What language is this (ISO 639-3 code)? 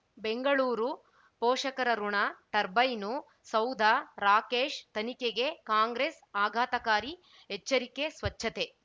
kan